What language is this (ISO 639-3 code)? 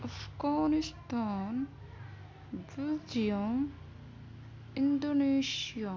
urd